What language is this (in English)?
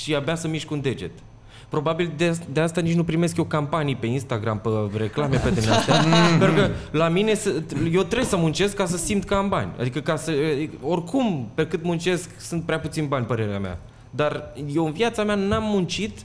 Romanian